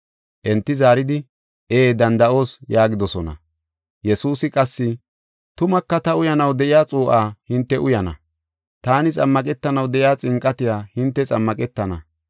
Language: Gofa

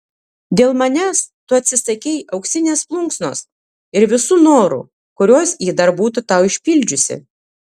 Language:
Lithuanian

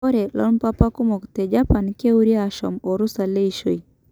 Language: Masai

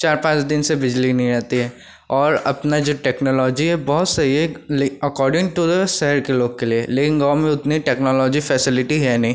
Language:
Hindi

